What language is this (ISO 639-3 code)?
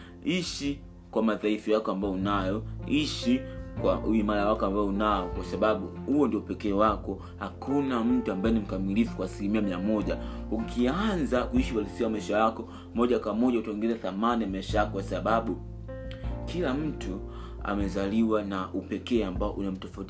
swa